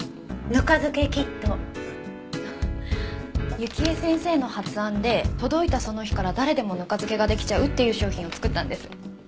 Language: Japanese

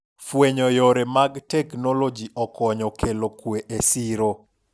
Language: Luo (Kenya and Tanzania)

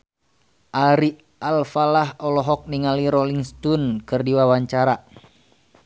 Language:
Sundanese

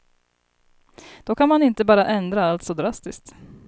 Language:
Swedish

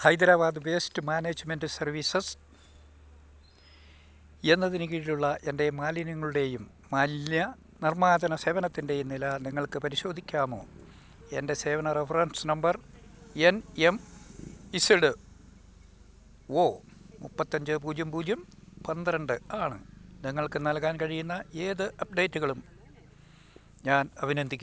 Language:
Malayalam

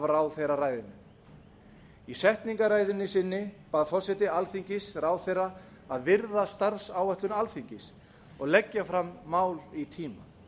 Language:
Icelandic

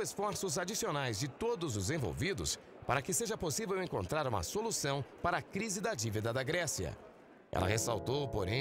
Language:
Portuguese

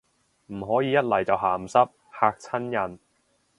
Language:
Cantonese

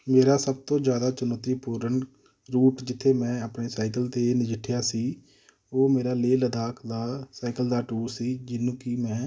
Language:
Punjabi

